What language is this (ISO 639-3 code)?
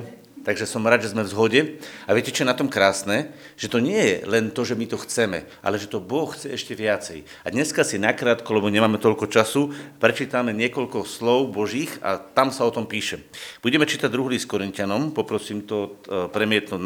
slk